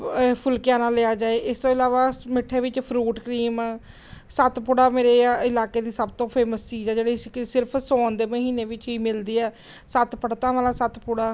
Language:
Punjabi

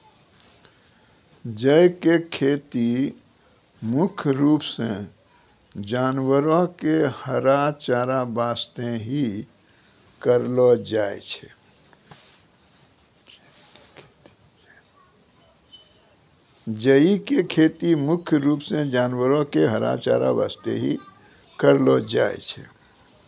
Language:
Maithili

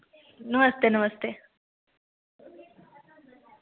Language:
Dogri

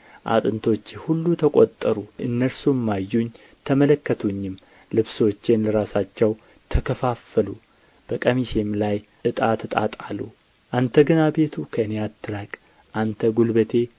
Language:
Amharic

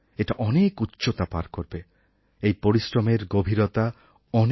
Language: Bangla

